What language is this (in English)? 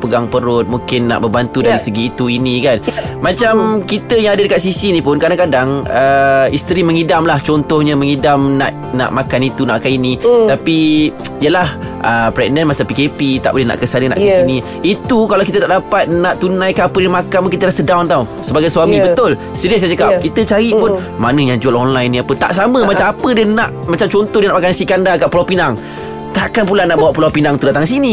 Malay